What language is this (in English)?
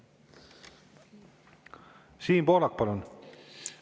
Estonian